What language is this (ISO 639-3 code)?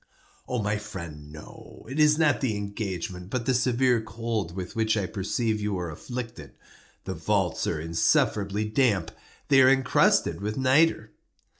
eng